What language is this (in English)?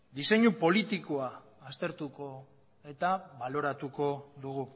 Basque